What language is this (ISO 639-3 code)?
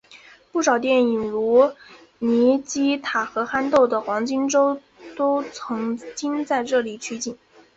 zho